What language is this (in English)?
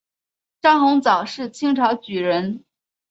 Chinese